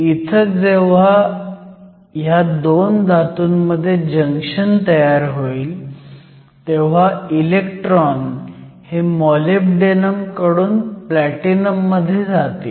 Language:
Marathi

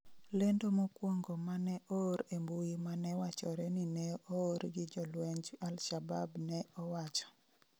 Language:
Luo (Kenya and Tanzania)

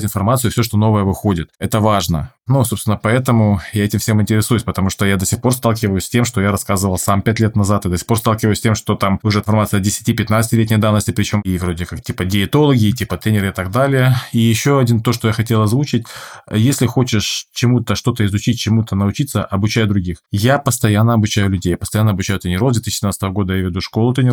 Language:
Russian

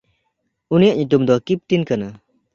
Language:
Santali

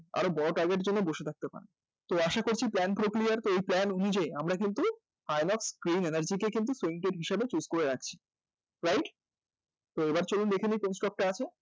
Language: Bangla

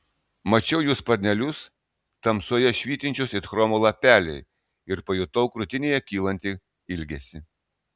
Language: Lithuanian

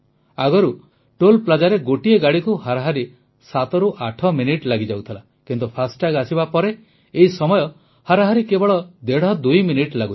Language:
Odia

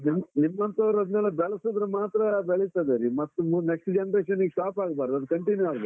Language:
Kannada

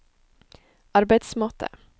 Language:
Norwegian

